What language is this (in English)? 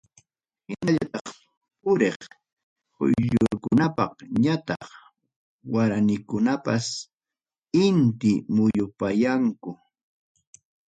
Ayacucho Quechua